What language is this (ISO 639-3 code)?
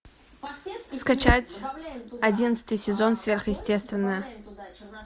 rus